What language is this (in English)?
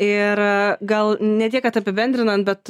Lithuanian